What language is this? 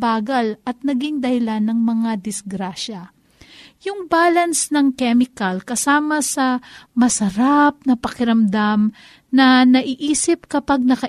Filipino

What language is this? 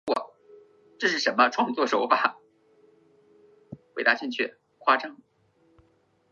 Chinese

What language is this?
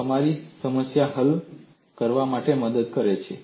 Gujarati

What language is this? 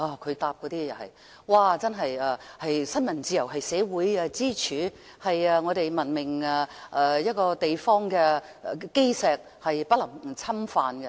Cantonese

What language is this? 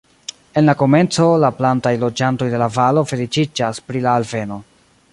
Esperanto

